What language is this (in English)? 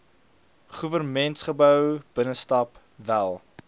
Afrikaans